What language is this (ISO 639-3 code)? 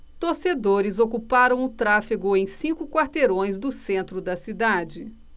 por